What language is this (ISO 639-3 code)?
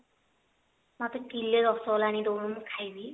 ori